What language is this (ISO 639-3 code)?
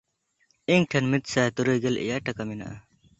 sat